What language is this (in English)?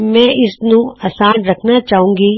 Punjabi